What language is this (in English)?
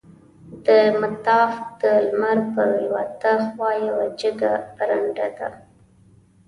Pashto